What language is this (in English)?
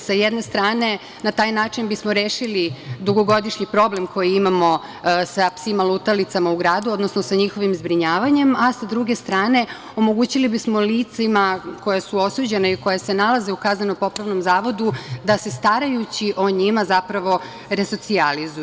Serbian